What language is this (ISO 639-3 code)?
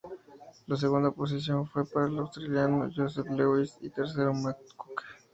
spa